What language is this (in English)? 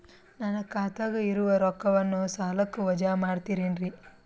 Kannada